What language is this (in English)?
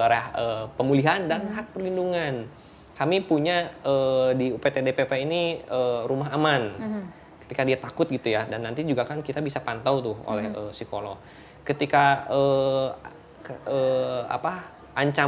Indonesian